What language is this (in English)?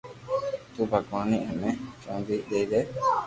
Loarki